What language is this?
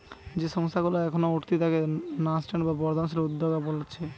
Bangla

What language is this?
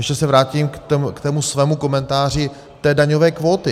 Czech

